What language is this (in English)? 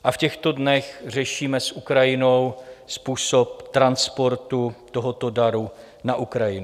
Czech